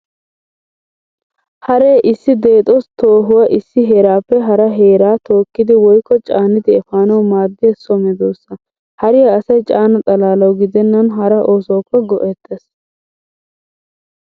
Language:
Wolaytta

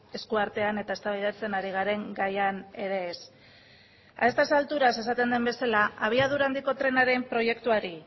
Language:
Basque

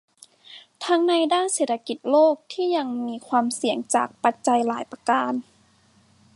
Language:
Thai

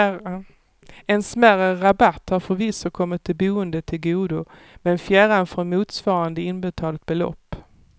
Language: Swedish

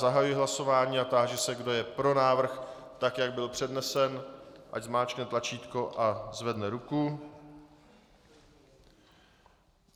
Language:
Czech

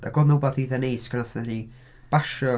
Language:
Welsh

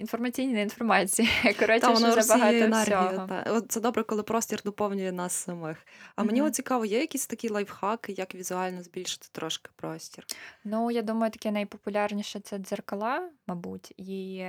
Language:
Ukrainian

